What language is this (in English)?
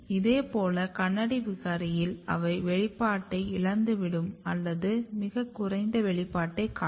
Tamil